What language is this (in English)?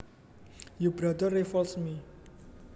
Javanese